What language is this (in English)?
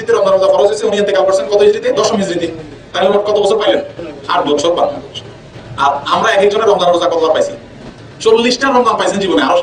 Indonesian